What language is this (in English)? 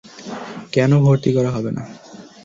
Bangla